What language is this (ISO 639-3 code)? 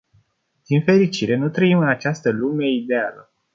ron